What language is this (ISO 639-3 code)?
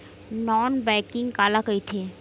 hne